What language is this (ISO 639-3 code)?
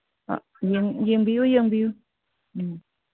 mni